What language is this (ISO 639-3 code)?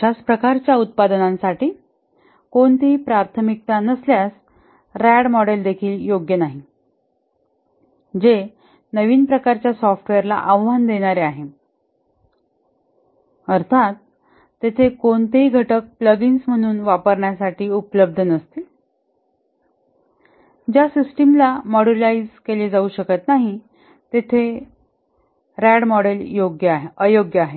mar